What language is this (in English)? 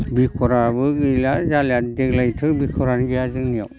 Bodo